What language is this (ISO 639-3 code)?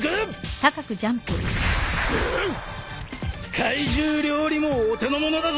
jpn